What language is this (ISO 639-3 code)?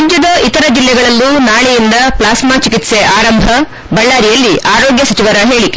kan